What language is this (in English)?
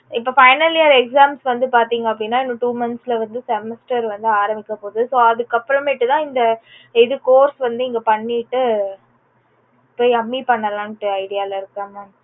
Tamil